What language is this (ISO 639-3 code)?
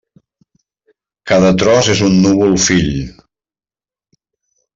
cat